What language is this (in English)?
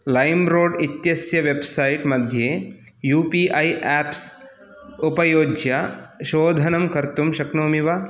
Sanskrit